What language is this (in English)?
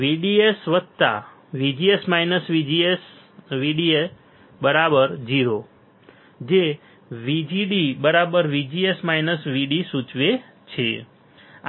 Gujarati